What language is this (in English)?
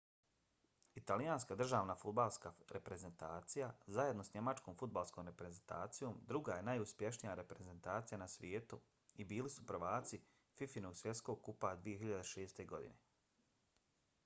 Bosnian